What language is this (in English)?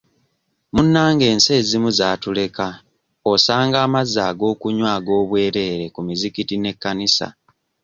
Ganda